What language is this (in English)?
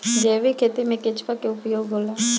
Bhojpuri